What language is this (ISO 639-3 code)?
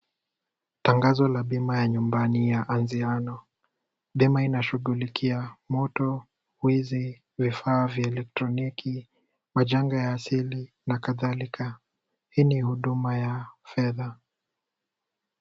swa